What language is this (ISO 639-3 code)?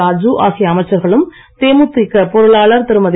tam